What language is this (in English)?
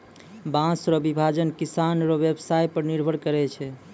Maithili